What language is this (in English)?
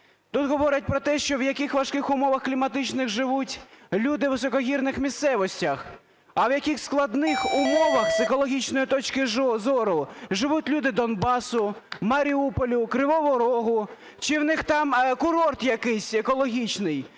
Ukrainian